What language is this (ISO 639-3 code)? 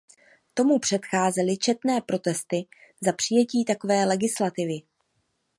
ces